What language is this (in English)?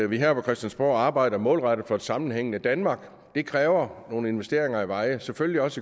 Danish